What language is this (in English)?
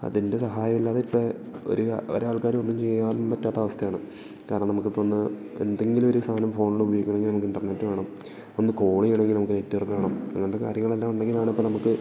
Malayalam